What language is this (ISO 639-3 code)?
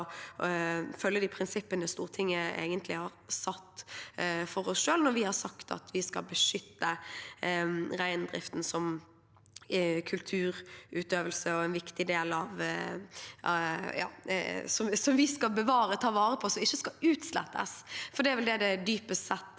nor